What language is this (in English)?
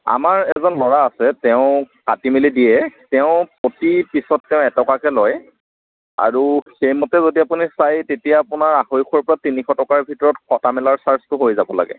Assamese